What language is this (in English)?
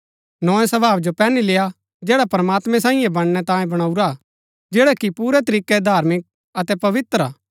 Gaddi